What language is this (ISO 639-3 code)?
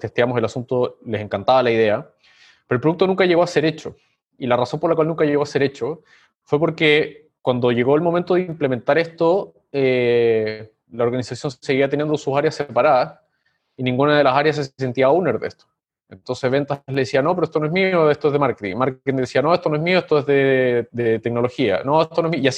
spa